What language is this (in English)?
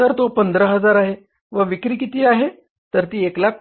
Marathi